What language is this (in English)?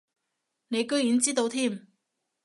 Cantonese